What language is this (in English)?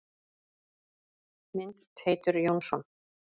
Icelandic